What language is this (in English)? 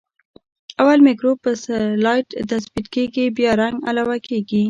Pashto